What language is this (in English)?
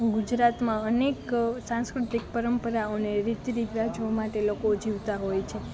Gujarati